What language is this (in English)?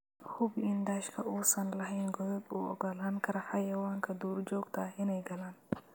Somali